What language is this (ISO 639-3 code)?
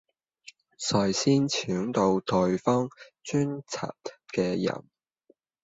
yue